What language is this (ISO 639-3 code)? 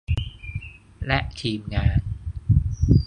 tha